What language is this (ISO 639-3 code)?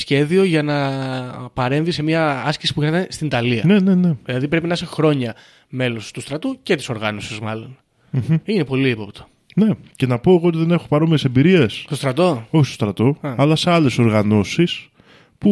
ell